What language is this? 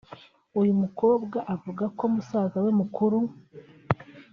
Kinyarwanda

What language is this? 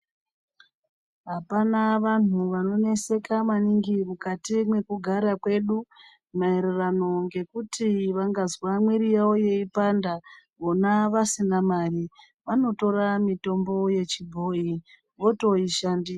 Ndau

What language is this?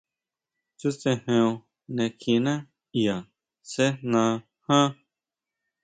Huautla Mazatec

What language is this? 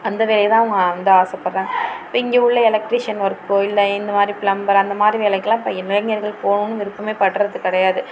Tamil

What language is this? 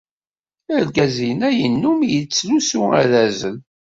Kabyle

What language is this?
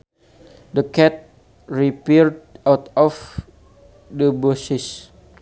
Sundanese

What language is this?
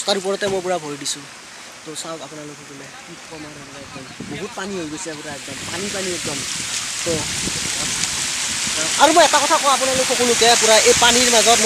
Indonesian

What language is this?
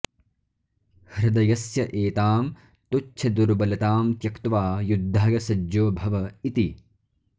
Sanskrit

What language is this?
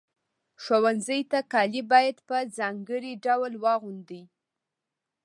Pashto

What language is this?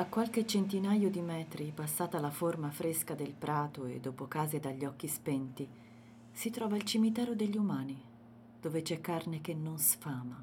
Italian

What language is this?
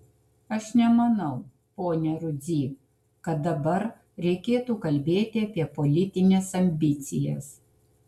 Lithuanian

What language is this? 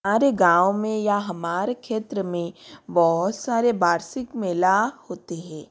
Hindi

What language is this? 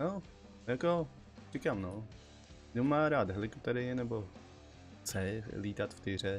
Czech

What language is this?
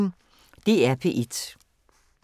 Danish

